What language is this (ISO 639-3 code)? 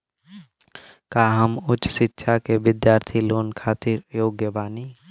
bho